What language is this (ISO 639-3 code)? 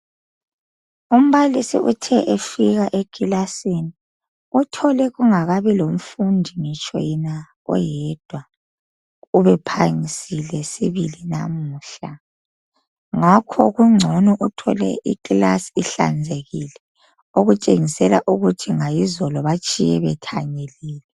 nde